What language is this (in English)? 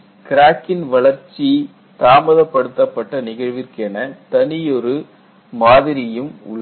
Tamil